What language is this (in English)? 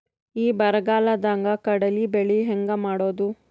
Kannada